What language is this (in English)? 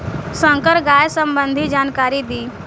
Bhojpuri